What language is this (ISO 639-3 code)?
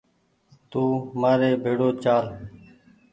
gig